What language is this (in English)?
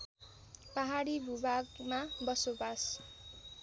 Nepali